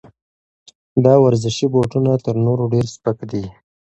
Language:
Pashto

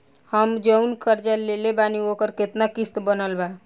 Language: Bhojpuri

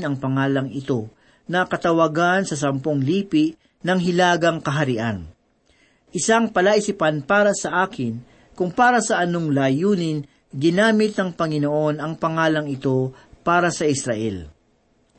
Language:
Filipino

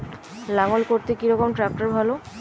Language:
Bangla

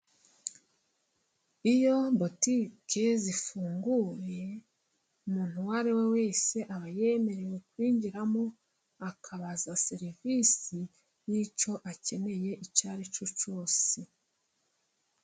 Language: Kinyarwanda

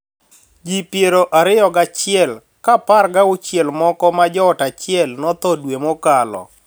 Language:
Luo (Kenya and Tanzania)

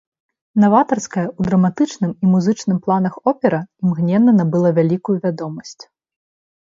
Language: Belarusian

